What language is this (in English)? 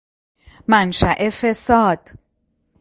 Persian